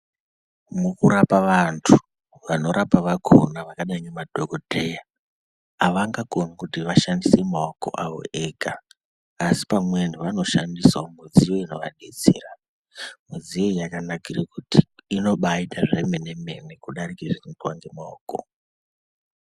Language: Ndau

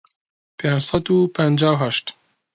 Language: Central Kurdish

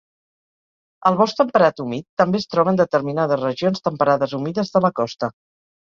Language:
Catalan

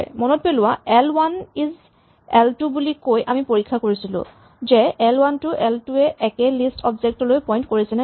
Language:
Assamese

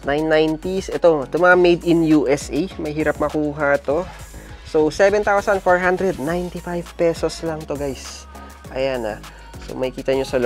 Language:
Filipino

